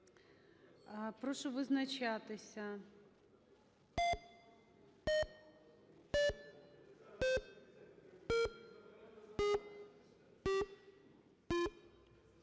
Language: Ukrainian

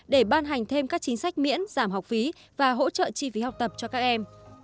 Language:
Vietnamese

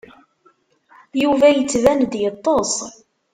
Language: Kabyle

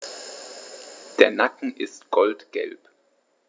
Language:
German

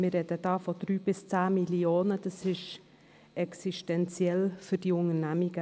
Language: Swiss German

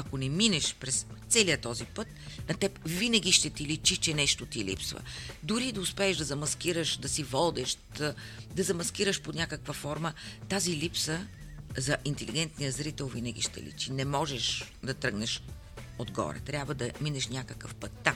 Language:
Bulgarian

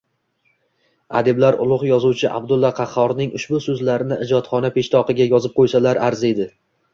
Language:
Uzbek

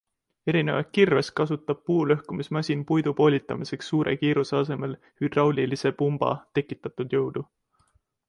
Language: Estonian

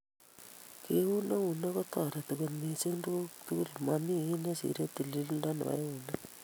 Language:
Kalenjin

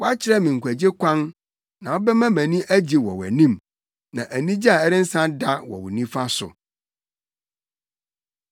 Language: Akan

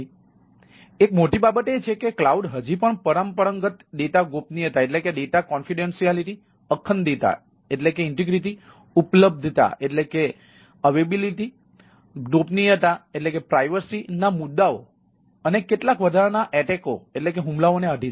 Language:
Gujarati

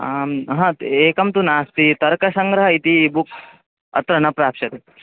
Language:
Sanskrit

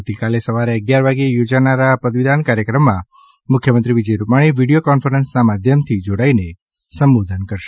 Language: Gujarati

